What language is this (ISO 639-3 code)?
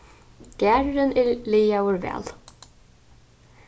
fao